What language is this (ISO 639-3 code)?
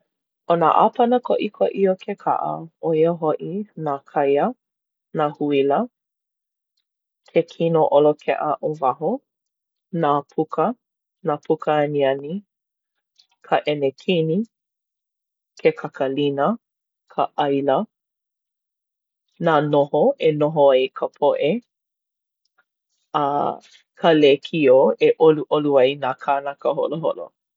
haw